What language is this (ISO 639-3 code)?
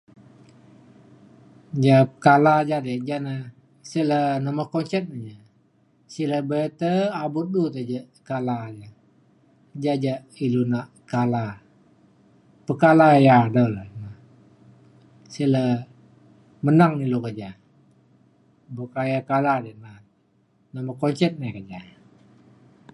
xkl